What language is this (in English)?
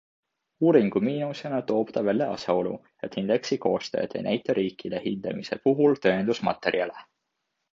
Estonian